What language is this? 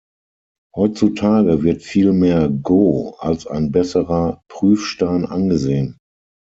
German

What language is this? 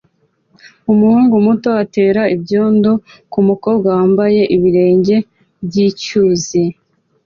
Kinyarwanda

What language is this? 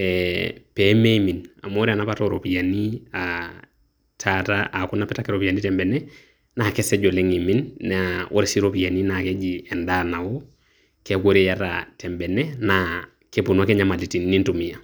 Masai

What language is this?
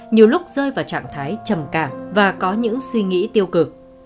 Vietnamese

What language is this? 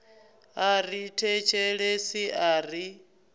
Venda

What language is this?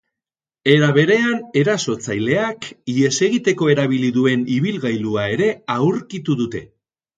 Basque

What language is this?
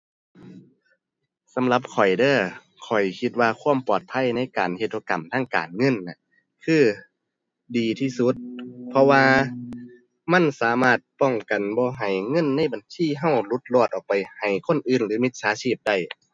Thai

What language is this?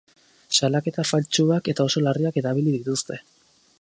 Basque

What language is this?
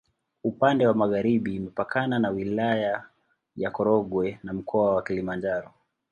Swahili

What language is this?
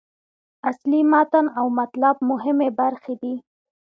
Pashto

